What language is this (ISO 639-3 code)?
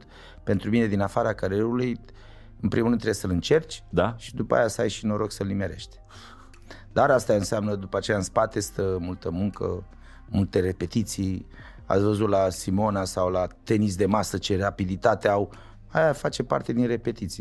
ron